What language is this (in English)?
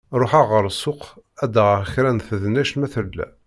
Kabyle